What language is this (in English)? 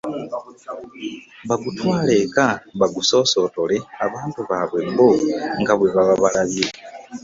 Ganda